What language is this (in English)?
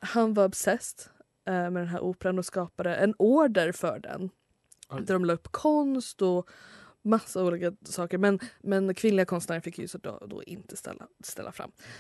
Swedish